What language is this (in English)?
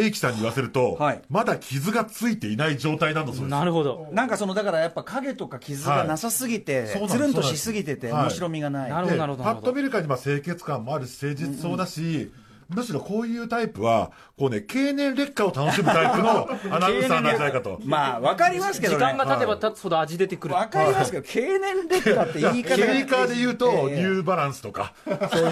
Japanese